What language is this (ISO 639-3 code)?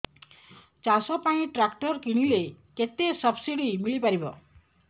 ori